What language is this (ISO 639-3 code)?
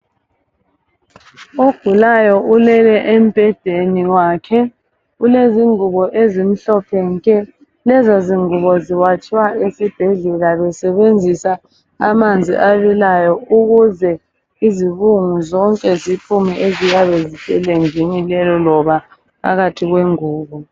nde